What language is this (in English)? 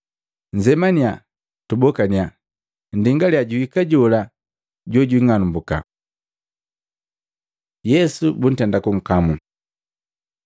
Matengo